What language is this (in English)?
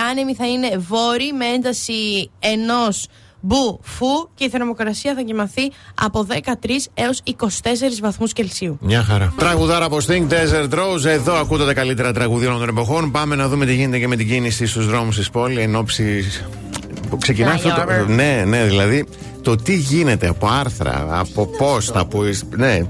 Greek